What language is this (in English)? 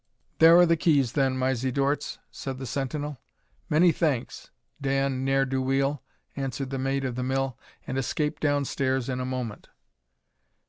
English